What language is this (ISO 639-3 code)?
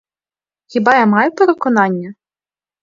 ukr